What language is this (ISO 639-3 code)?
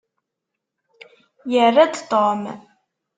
kab